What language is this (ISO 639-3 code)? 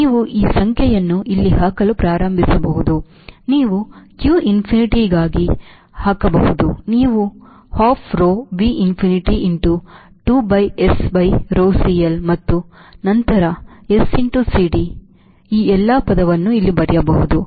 kan